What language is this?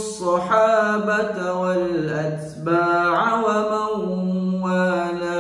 Arabic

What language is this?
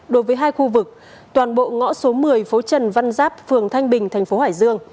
Vietnamese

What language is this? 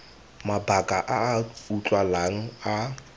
Tswana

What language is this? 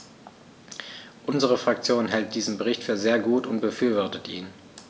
German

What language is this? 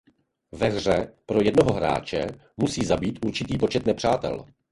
Czech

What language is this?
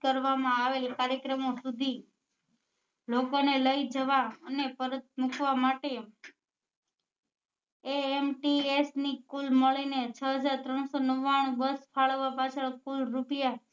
Gujarati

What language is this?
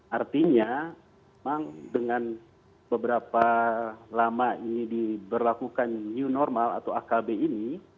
Indonesian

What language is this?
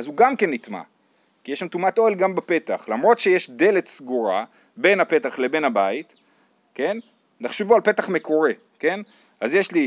Hebrew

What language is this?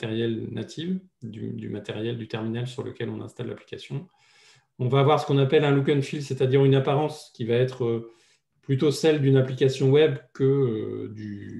French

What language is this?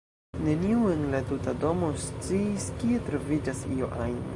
Esperanto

